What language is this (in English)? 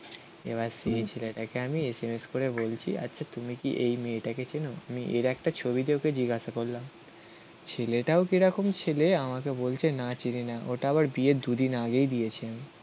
Bangla